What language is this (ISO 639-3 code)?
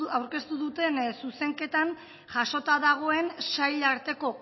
eus